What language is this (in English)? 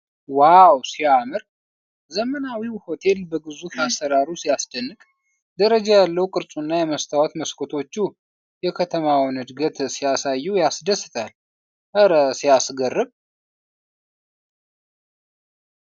Amharic